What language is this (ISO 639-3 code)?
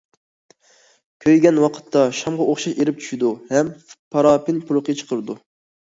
uig